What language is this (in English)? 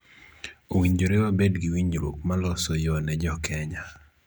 Luo (Kenya and Tanzania)